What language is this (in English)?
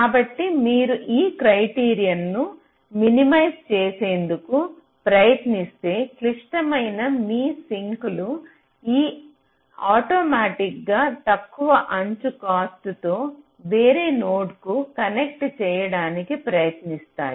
Telugu